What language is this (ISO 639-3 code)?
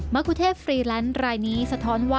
tha